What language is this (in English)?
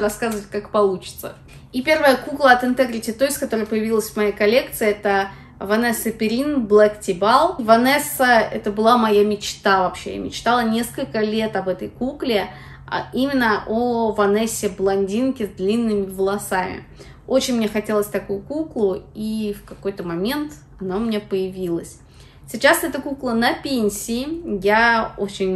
Russian